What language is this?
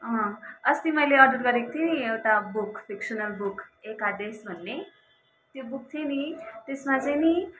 Nepali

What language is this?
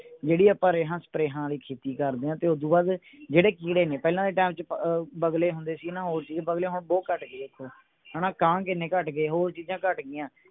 Punjabi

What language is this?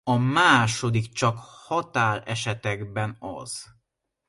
Hungarian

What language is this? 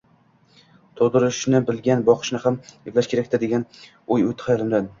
Uzbek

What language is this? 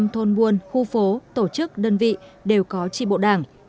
Vietnamese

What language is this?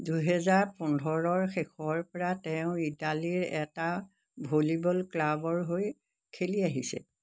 Assamese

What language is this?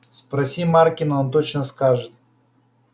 Russian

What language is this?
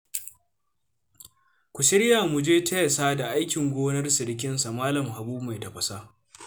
Hausa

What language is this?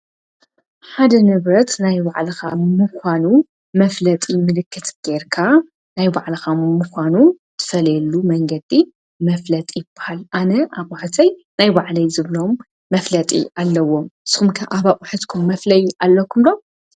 Tigrinya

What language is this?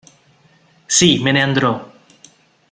Italian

